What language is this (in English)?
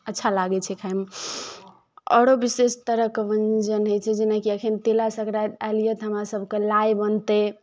Maithili